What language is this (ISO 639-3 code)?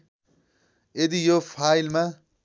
nep